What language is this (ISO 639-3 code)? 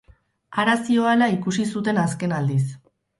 eus